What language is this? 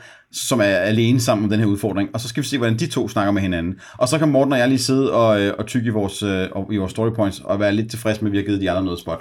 Danish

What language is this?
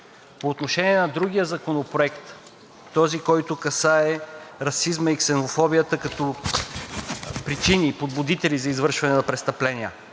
Bulgarian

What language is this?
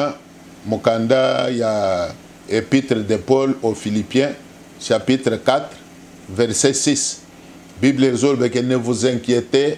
French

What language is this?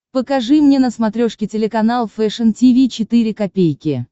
Russian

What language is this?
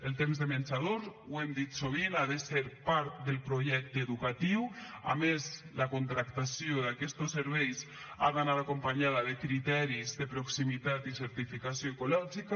Catalan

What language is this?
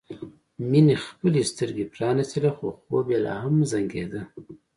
Pashto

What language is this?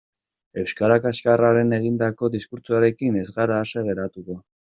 Basque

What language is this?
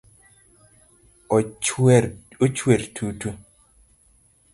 Luo (Kenya and Tanzania)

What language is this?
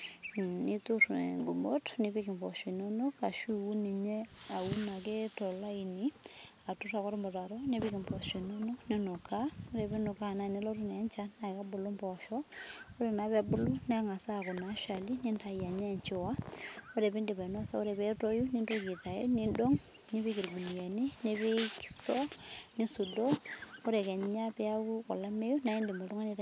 Masai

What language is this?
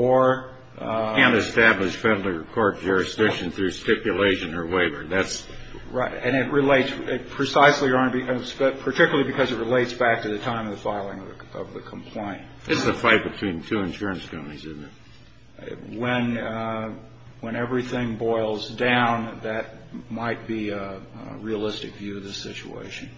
English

